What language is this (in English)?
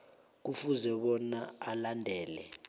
South Ndebele